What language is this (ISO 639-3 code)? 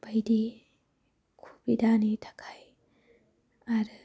brx